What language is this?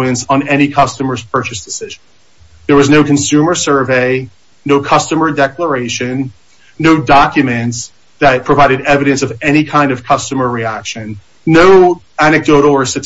English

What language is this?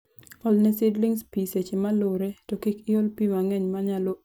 Luo (Kenya and Tanzania)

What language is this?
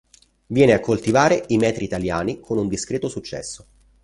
Italian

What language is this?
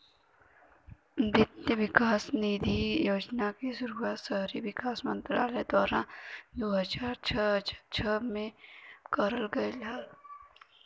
Bhojpuri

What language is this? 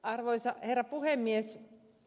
Finnish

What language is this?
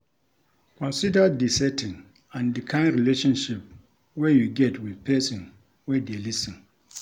Nigerian Pidgin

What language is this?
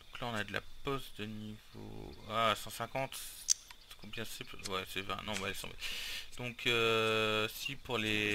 French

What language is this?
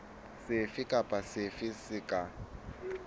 Southern Sotho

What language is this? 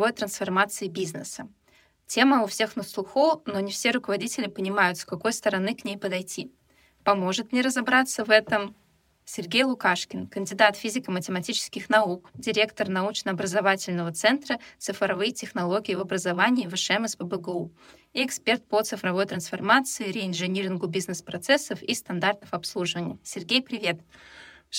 Russian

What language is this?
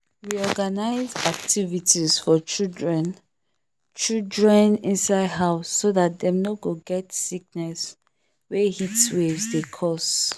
Nigerian Pidgin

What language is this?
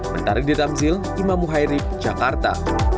Indonesian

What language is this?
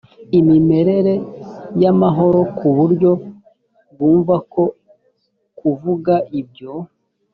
Kinyarwanda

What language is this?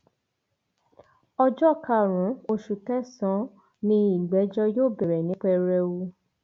Yoruba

